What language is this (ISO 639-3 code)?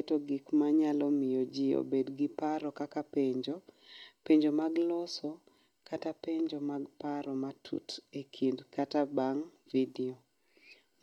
luo